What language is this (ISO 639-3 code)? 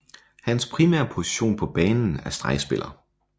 dan